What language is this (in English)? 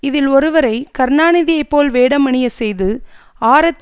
Tamil